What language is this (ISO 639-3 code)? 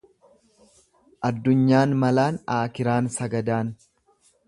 orm